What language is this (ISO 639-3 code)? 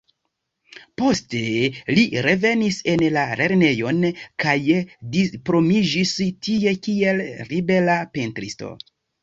epo